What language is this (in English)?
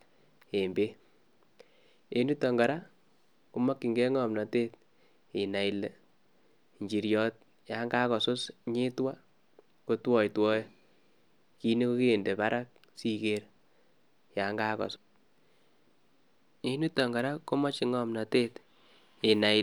Kalenjin